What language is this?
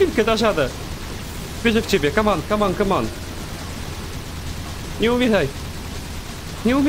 Polish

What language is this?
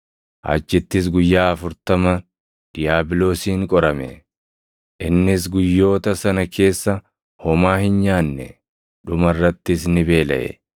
Oromo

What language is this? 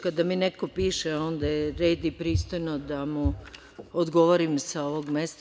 Serbian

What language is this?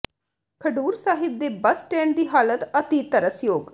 Punjabi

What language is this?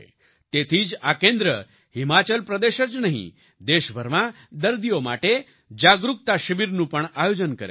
Gujarati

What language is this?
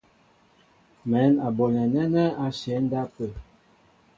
Mbo (Cameroon)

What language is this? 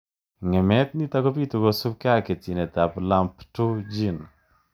Kalenjin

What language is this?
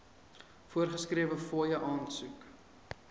Afrikaans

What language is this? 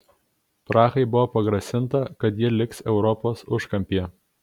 Lithuanian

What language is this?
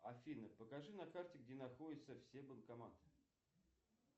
Russian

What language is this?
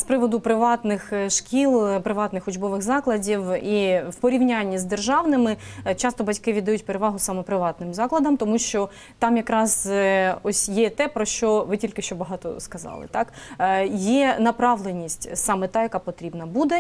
Ukrainian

